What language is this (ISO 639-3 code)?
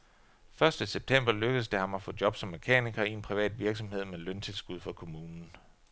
dan